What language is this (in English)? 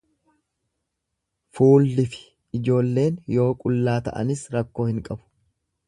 Oromo